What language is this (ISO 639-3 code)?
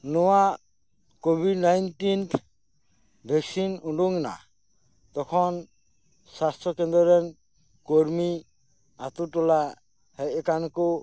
sat